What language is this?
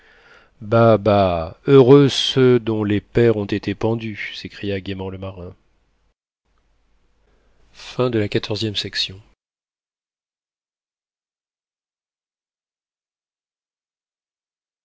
French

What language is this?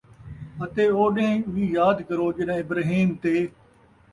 Saraiki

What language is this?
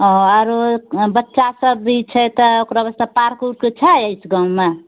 Maithili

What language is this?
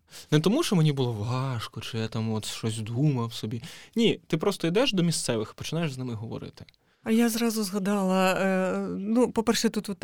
Ukrainian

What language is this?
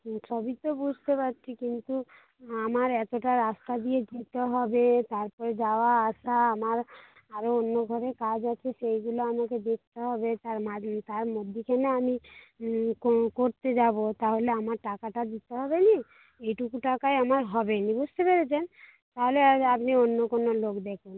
Bangla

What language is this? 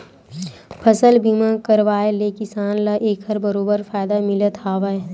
Chhattisgarhi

